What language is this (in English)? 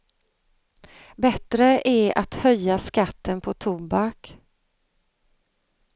Swedish